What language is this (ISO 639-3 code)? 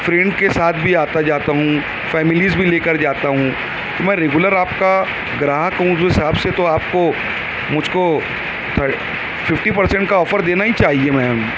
urd